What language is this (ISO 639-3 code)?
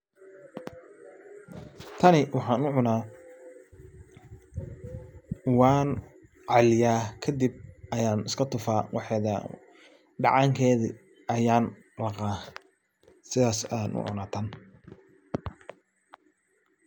som